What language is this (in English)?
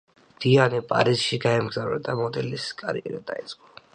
Georgian